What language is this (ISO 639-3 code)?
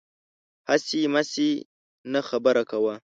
pus